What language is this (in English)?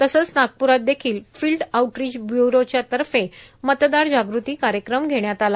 Marathi